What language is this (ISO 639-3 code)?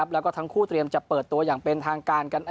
tha